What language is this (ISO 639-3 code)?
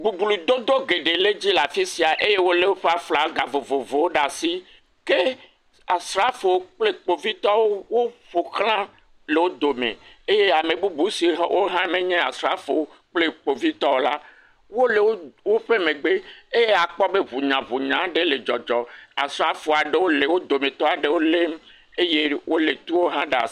ewe